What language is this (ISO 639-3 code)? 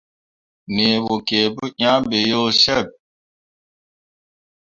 mua